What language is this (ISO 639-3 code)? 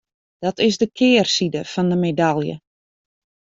fry